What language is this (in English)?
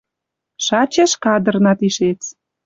Western Mari